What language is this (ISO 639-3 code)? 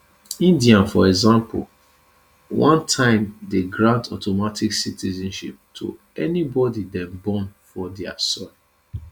pcm